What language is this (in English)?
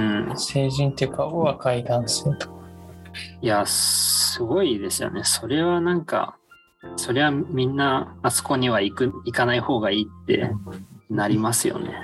Japanese